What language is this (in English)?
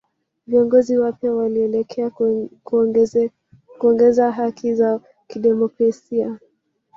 Swahili